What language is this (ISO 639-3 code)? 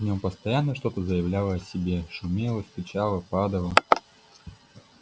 rus